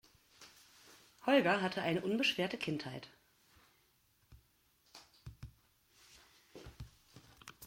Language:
German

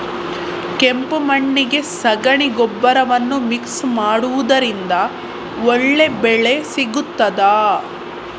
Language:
Kannada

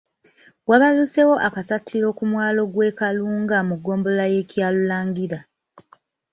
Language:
Ganda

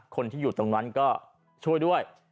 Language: Thai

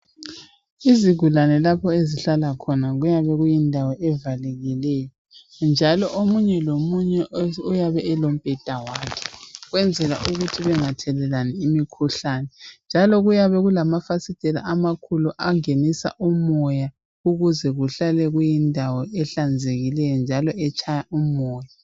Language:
North Ndebele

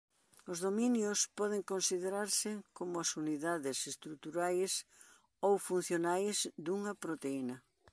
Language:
Galician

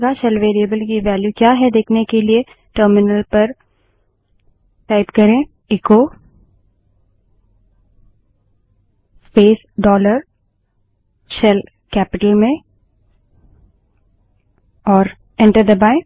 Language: Hindi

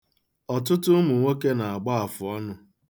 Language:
Igbo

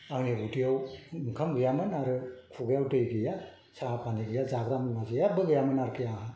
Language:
Bodo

